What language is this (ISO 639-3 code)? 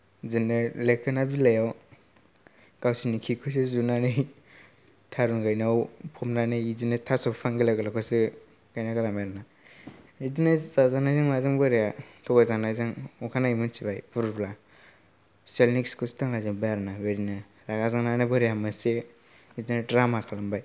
brx